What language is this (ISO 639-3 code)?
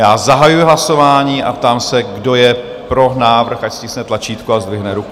ces